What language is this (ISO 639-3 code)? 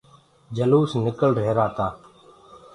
ggg